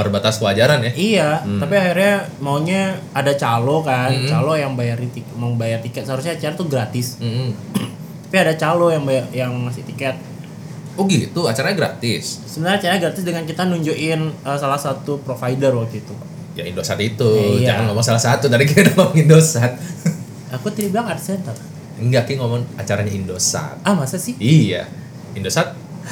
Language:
Indonesian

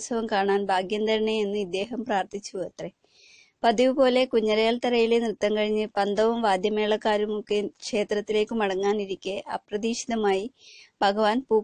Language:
Spanish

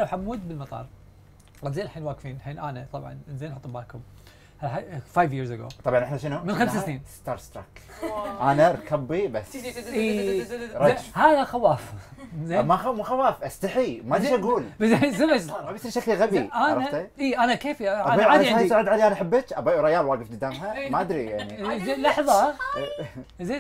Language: Arabic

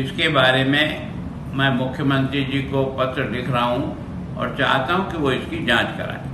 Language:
Hindi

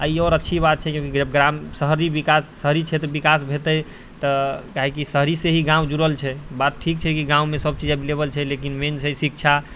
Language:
Maithili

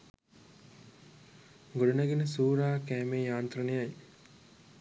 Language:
Sinhala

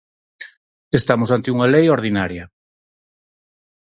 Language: Galician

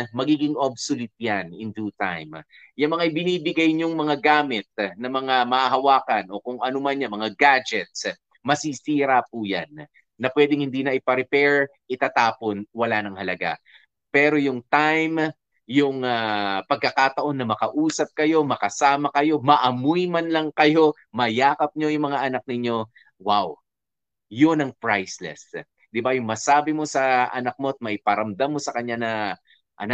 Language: Filipino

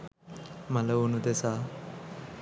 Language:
Sinhala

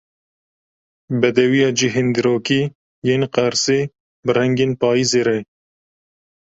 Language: Kurdish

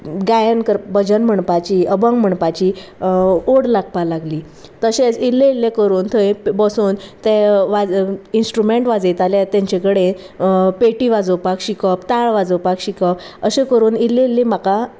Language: Konkani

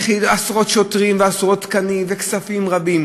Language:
Hebrew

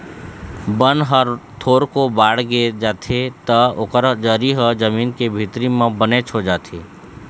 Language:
Chhattisgarhi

